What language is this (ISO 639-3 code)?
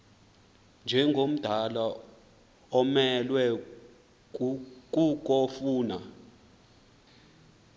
xho